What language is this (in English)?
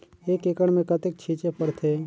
Chhattisgarhi